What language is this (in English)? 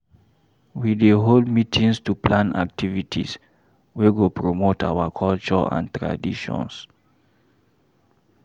Nigerian Pidgin